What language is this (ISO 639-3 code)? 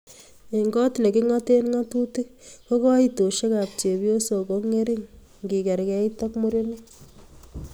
kln